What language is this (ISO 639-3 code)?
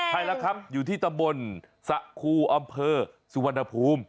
tha